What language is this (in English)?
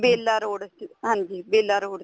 Punjabi